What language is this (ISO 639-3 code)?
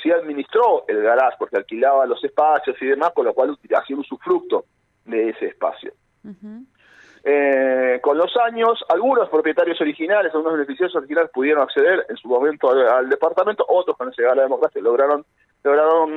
spa